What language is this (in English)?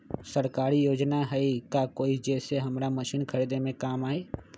Magahi